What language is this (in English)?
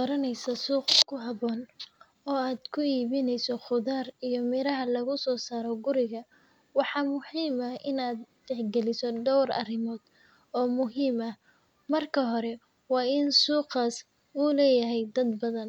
Somali